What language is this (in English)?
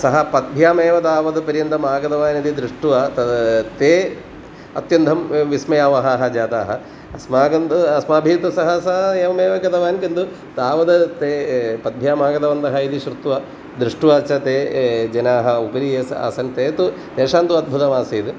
Sanskrit